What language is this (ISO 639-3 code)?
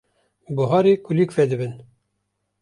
kur